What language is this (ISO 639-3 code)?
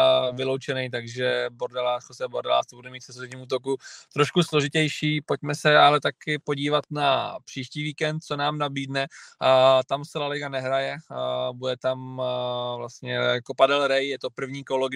ces